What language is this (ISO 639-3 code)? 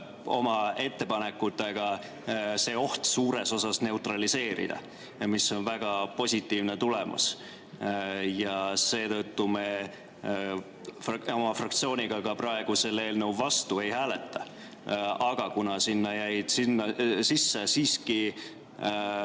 est